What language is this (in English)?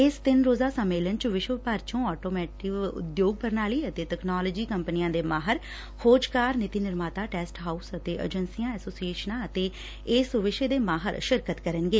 Punjabi